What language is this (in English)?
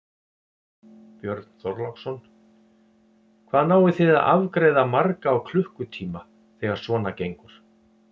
Icelandic